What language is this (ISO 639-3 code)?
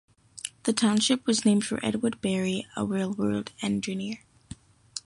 eng